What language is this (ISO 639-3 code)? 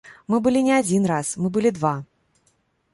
bel